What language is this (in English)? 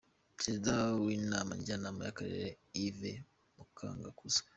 Kinyarwanda